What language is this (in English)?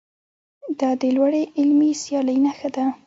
Pashto